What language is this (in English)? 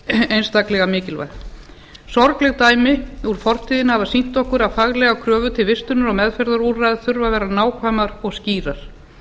Icelandic